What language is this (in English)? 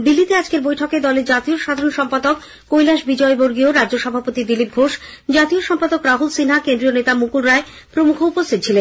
Bangla